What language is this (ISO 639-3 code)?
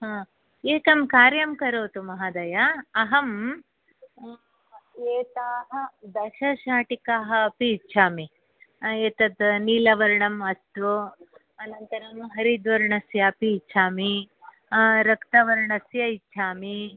san